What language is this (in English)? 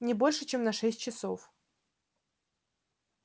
Russian